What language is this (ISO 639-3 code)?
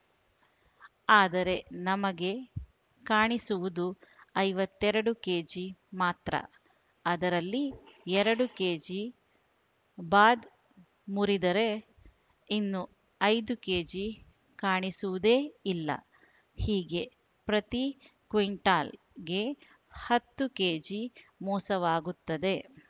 kan